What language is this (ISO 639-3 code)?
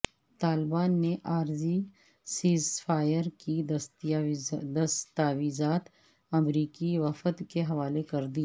urd